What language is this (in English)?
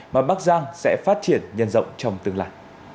Vietnamese